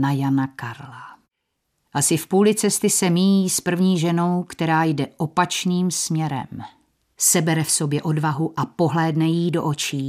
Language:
Czech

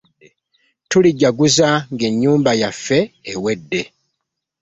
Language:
Ganda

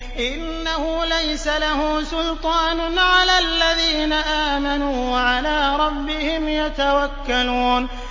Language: Arabic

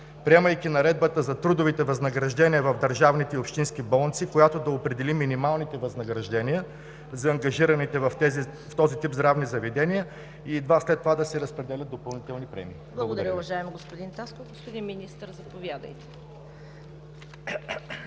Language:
Bulgarian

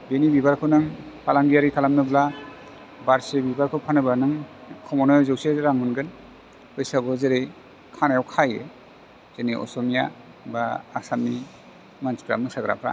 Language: Bodo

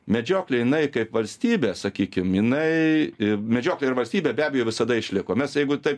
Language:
Lithuanian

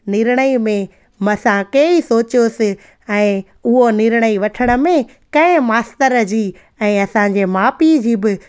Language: Sindhi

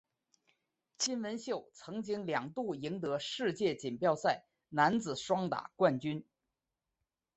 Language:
Chinese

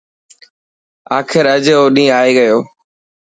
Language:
Dhatki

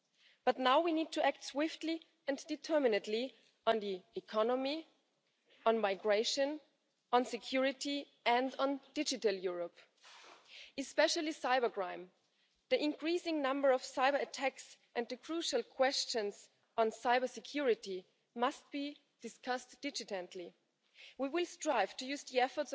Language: German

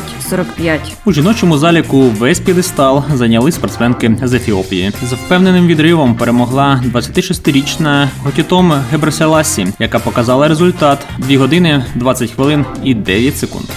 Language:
Ukrainian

